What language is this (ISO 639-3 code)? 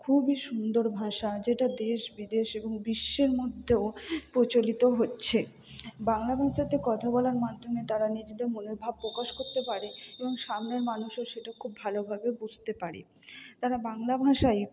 ben